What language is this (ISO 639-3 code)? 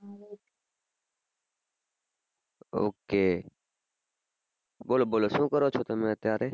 guj